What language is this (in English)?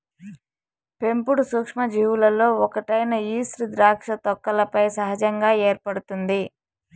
Telugu